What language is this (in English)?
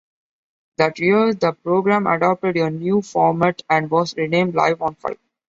English